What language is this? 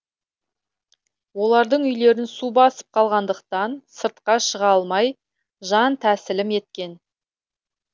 Kazakh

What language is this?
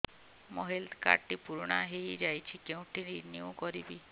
Odia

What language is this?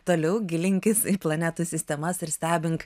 Lithuanian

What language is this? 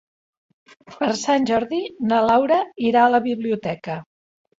Catalan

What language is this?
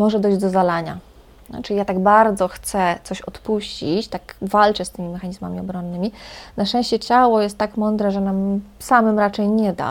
Polish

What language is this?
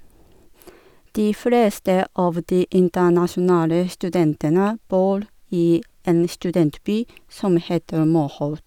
Norwegian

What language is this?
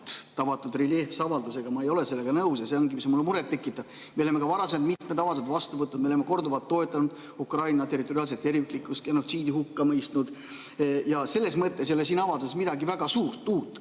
Estonian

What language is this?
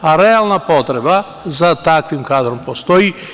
Serbian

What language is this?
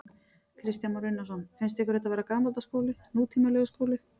Icelandic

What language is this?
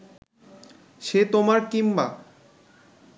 Bangla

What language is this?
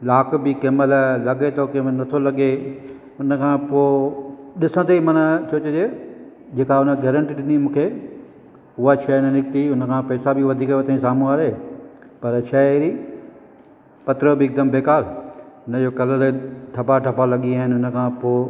Sindhi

